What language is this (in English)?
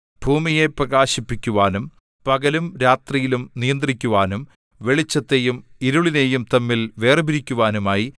Malayalam